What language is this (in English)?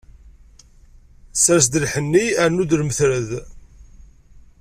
Kabyle